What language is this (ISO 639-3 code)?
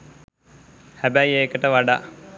sin